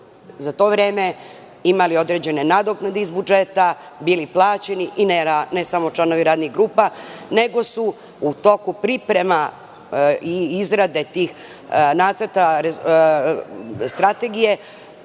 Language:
Serbian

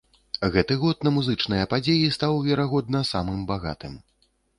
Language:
Belarusian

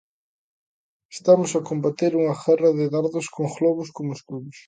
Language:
Galician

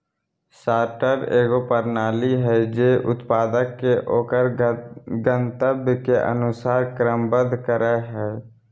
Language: Magahi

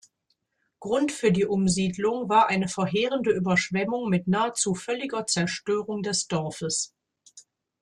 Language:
German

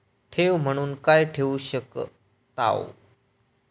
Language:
Marathi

